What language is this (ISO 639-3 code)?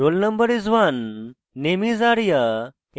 ben